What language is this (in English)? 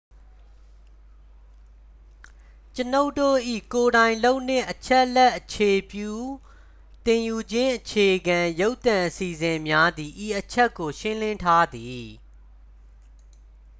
Burmese